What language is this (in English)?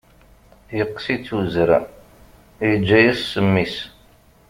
Kabyle